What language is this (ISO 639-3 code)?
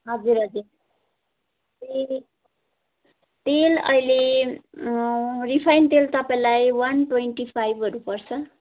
nep